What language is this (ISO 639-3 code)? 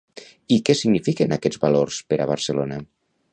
cat